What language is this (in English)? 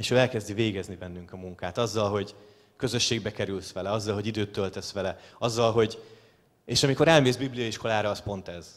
Hungarian